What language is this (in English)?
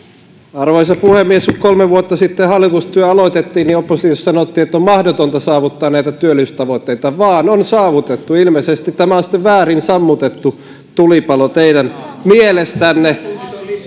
Finnish